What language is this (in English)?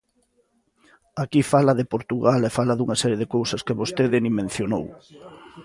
Galician